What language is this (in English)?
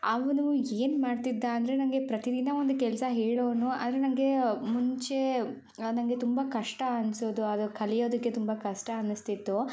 Kannada